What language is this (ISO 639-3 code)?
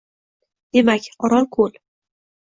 uzb